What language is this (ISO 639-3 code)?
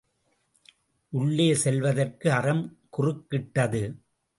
tam